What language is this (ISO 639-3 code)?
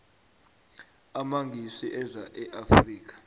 nbl